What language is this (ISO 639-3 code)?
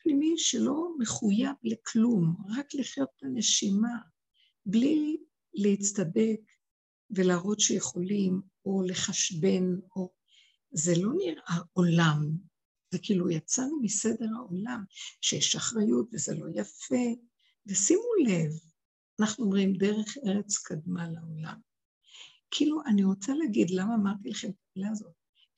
heb